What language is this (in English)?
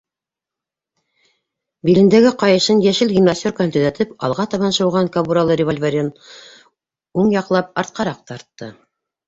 Bashkir